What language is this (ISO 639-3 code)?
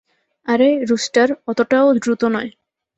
ben